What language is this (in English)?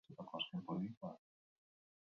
Basque